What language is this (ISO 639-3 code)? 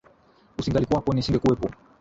swa